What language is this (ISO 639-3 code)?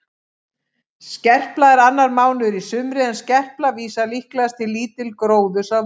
isl